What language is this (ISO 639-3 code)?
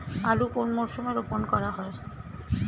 ben